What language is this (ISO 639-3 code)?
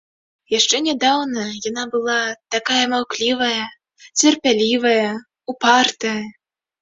bel